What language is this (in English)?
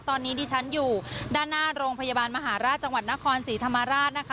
Thai